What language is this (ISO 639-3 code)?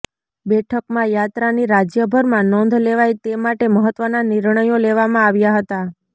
guj